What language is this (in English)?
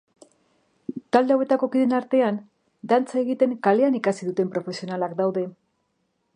Basque